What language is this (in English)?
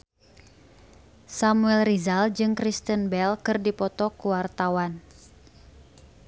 Sundanese